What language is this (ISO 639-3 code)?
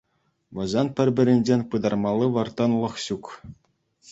chv